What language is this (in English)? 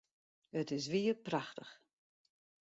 Western Frisian